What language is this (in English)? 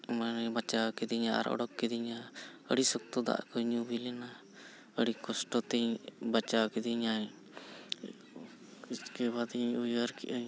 Santali